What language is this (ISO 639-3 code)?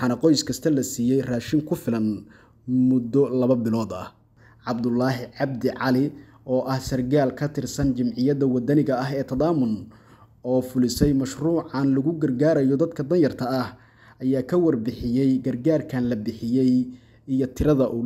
ara